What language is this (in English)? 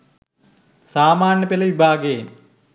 Sinhala